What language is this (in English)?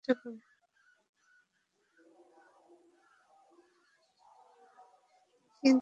Bangla